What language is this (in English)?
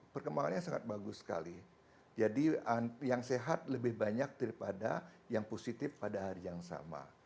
Indonesian